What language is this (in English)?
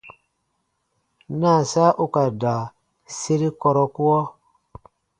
Baatonum